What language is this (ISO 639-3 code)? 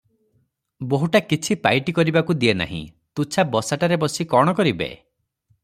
ori